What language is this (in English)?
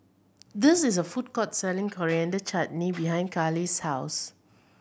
English